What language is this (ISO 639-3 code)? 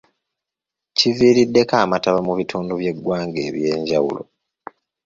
lug